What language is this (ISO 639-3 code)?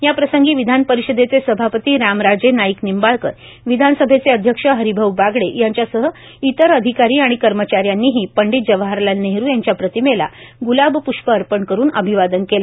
mar